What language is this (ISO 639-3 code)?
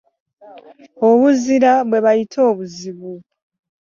lug